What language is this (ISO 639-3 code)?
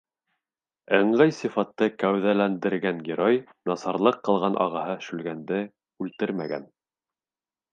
bak